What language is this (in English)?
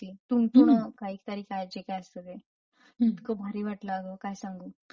Marathi